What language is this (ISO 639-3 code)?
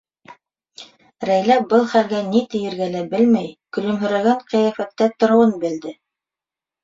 bak